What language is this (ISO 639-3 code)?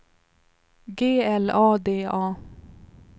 swe